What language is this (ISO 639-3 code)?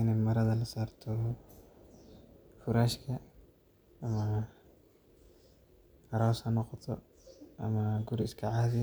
som